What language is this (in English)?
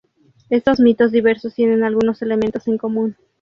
Spanish